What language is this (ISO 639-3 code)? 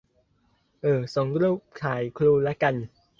tha